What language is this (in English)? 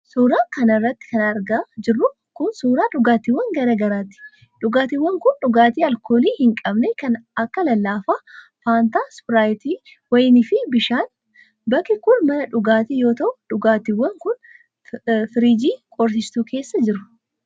Oromo